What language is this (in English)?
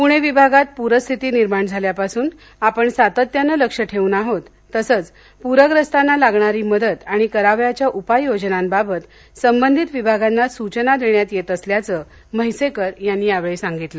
Marathi